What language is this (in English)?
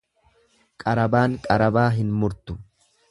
Oromo